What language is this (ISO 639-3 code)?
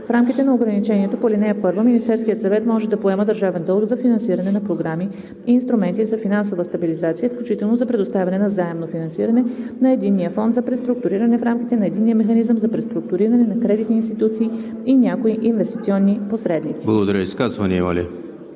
bul